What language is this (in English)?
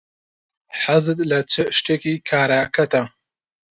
Central Kurdish